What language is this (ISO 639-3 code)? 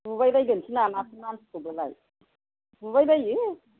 brx